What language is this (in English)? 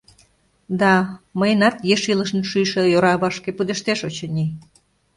Mari